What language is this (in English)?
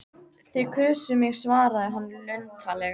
Icelandic